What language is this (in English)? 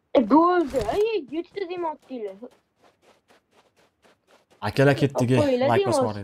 Turkish